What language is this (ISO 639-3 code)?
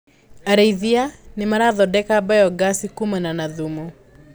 kik